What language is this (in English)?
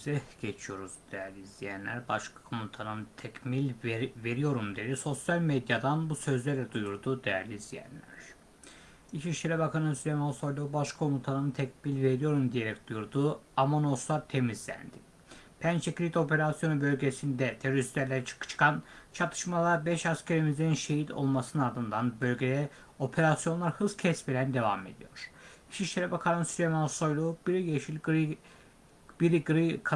Turkish